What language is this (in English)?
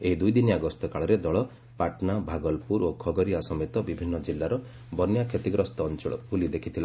Odia